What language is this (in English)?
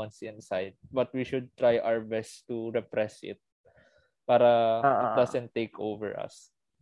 Filipino